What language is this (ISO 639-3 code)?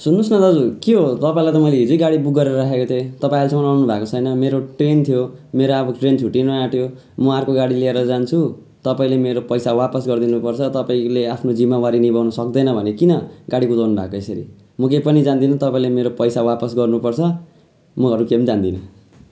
nep